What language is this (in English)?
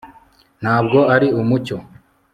Kinyarwanda